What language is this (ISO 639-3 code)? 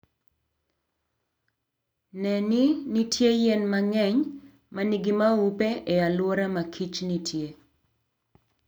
luo